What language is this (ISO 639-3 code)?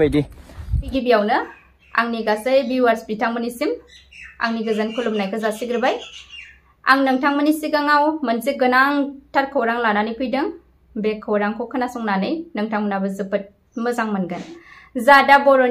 ind